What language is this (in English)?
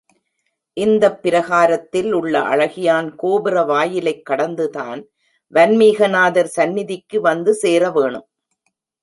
Tamil